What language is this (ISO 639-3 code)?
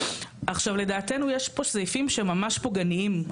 heb